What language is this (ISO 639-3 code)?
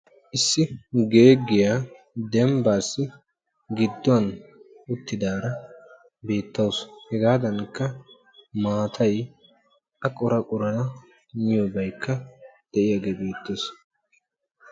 wal